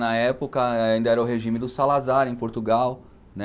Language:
Portuguese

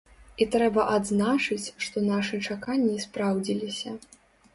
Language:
Belarusian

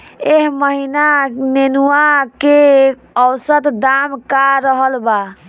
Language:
Bhojpuri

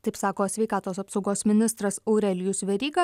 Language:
Lithuanian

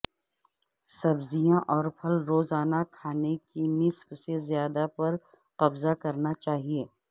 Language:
Urdu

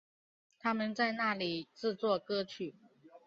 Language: Chinese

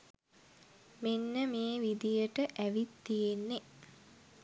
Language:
Sinhala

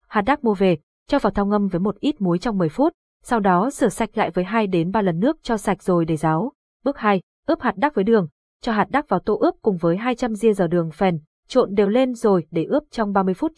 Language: Vietnamese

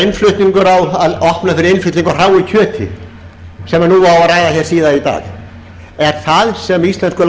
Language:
Icelandic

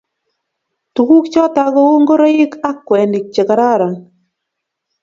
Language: Kalenjin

